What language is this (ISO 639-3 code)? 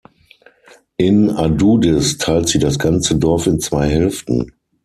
deu